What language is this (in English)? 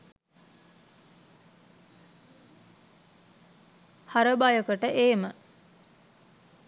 Sinhala